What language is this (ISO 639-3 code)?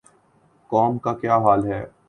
urd